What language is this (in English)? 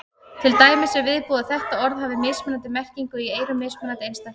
Icelandic